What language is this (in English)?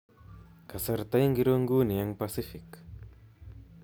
Kalenjin